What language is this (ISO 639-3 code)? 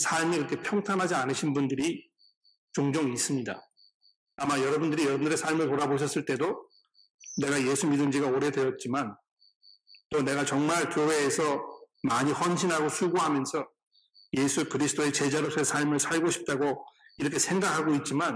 kor